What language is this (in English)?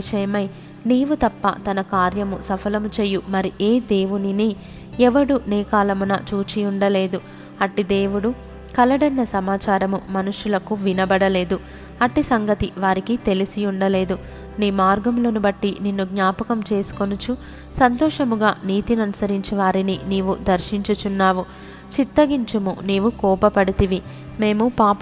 Telugu